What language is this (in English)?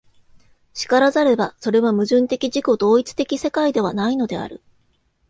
Japanese